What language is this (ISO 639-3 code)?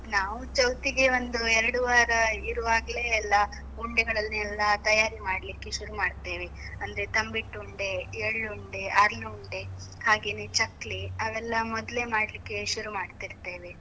kan